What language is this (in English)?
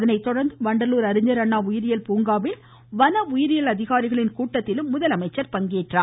Tamil